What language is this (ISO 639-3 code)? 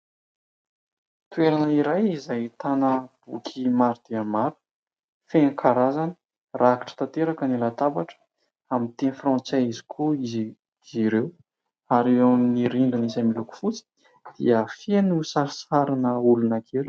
mlg